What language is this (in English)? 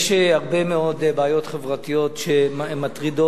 Hebrew